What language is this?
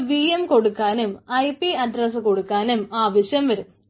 Malayalam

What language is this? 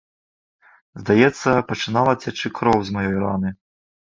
Belarusian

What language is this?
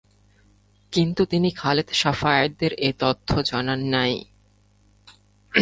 Bangla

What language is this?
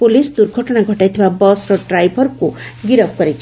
Odia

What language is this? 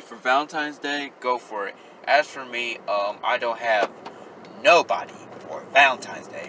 English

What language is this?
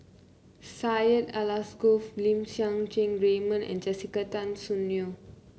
English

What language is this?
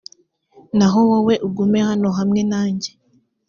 Kinyarwanda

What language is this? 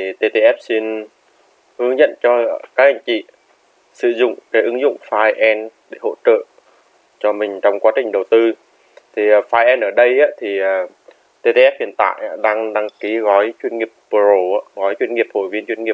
Vietnamese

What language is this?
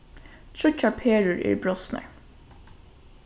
Faroese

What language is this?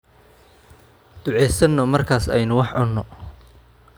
Somali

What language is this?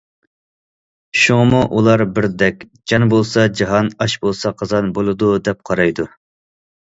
Uyghur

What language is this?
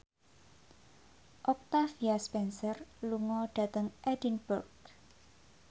Javanese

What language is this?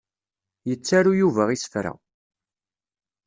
Kabyle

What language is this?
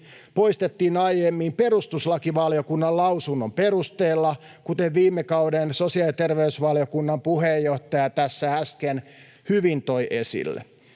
Finnish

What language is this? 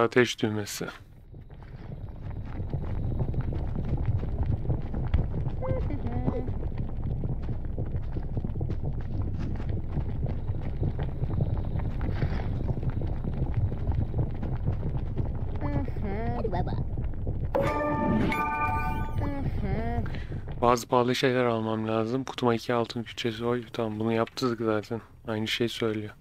Turkish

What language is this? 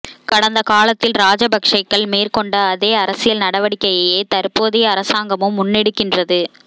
Tamil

